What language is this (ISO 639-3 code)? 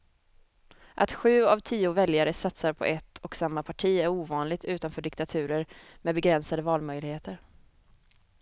swe